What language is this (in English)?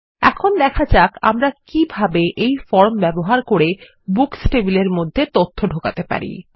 Bangla